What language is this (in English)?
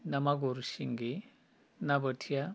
Bodo